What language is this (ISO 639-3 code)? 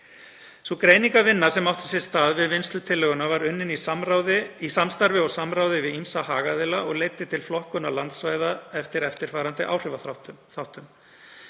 isl